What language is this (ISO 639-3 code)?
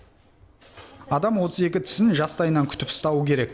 kaz